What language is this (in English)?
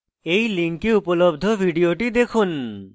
Bangla